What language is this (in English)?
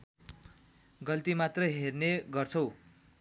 Nepali